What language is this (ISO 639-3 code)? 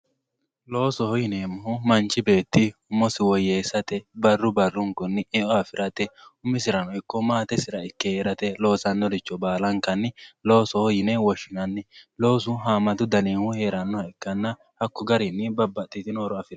sid